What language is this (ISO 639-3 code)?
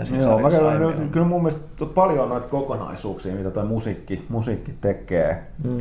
fin